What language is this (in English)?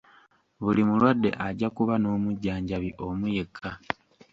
Ganda